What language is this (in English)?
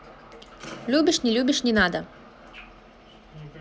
Russian